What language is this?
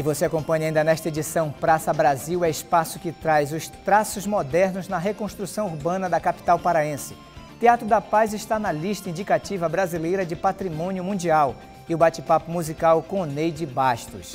Portuguese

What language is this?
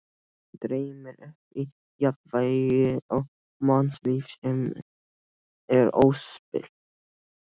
Icelandic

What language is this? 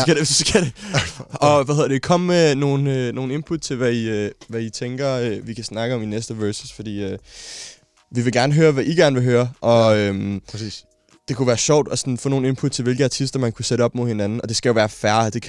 Danish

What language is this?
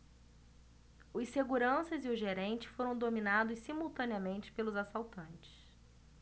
Portuguese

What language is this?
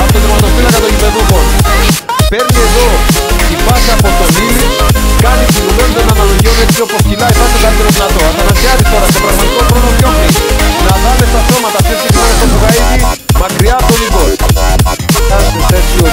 Greek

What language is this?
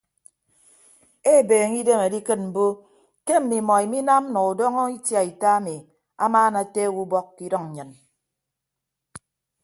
Ibibio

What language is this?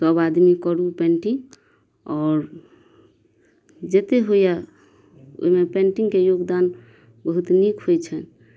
Maithili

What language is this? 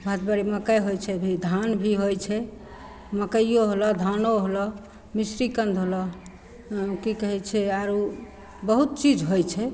Maithili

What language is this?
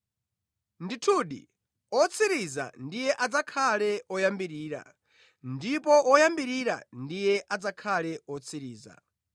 Nyanja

